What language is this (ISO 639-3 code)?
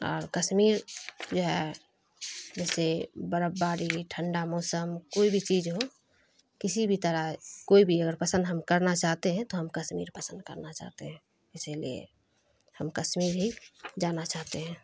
urd